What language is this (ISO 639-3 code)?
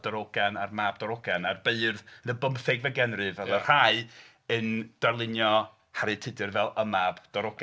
cym